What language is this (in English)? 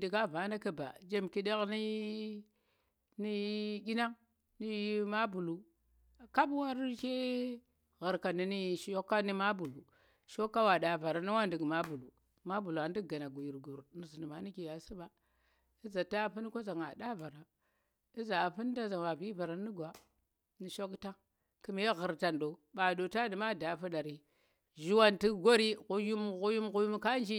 Tera